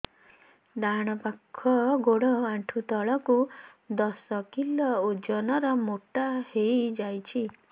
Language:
Odia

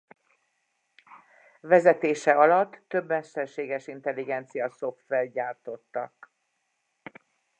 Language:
Hungarian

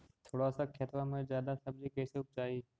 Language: Magahi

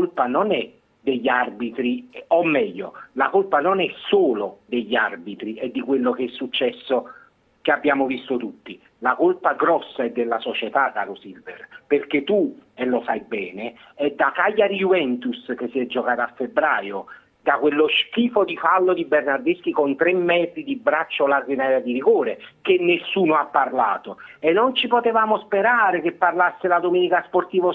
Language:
Italian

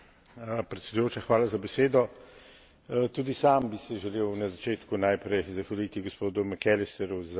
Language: Slovenian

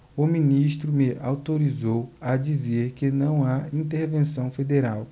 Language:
Portuguese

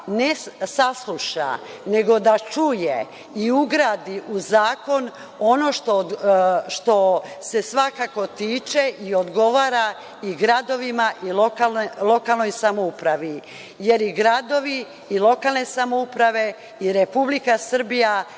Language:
Serbian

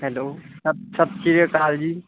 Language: Punjabi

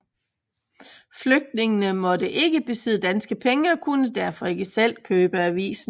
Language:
Danish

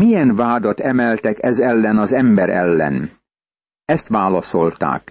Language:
Hungarian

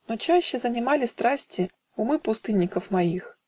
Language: Russian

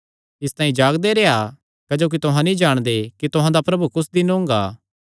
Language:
Kangri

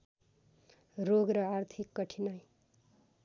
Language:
Nepali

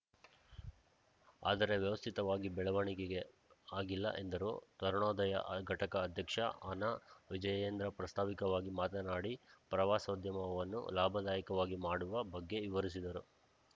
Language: Kannada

